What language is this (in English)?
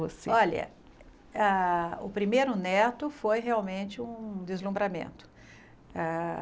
Portuguese